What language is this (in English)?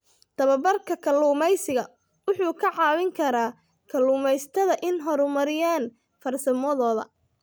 Somali